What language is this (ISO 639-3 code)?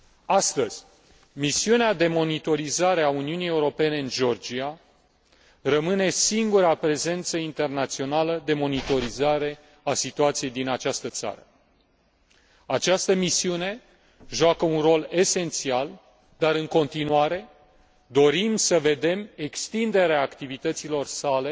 ron